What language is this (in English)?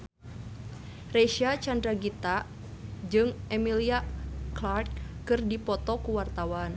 Sundanese